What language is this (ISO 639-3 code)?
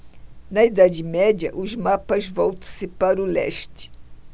por